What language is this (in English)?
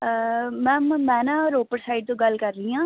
Punjabi